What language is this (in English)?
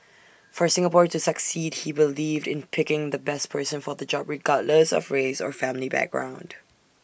English